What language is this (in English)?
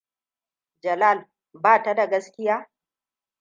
Hausa